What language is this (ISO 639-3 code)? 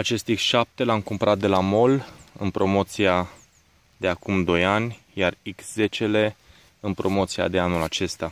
ron